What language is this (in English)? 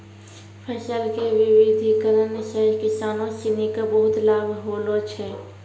Maithili